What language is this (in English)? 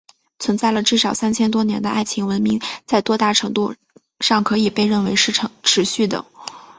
Chinese